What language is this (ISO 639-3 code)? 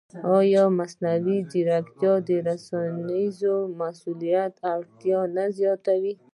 pus